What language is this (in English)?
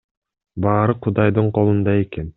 Kyrgyz